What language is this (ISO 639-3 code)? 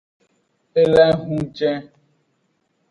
ajg